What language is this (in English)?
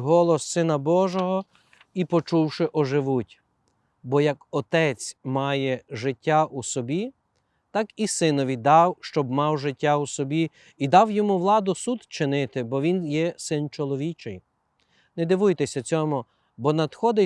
Ukrainian